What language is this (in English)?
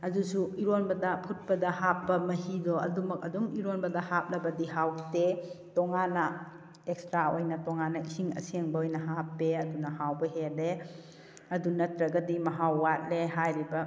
Manipuri